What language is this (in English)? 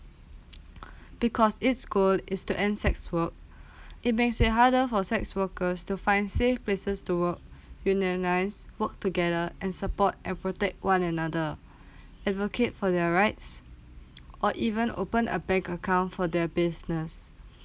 English